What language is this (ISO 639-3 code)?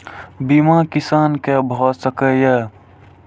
mai